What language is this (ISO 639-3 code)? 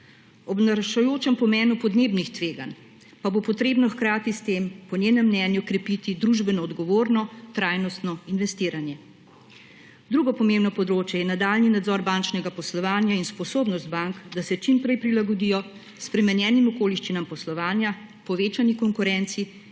slv